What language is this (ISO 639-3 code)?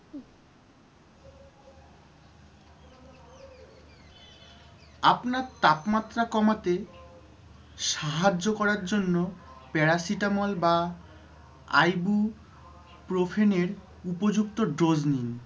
ben